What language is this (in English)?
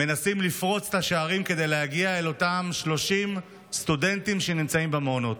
Hebrew